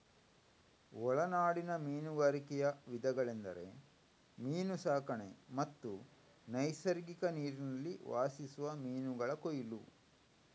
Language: Kannada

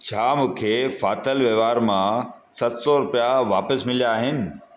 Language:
Sindhi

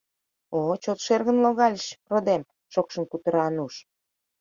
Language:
Mari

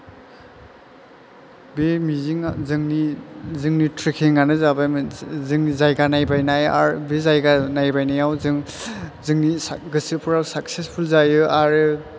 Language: Bodo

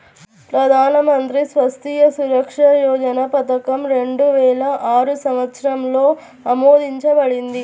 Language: Telugu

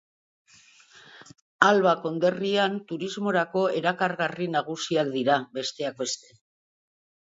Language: Basque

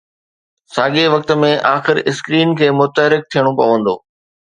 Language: Sindhi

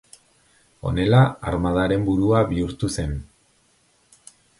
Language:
Basque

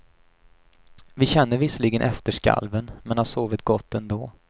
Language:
Swedish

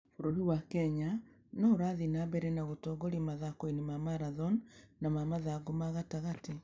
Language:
Kikuyu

